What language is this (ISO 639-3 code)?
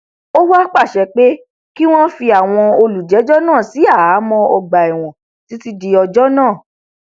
yor